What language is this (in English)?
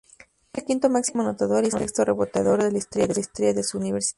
Spanish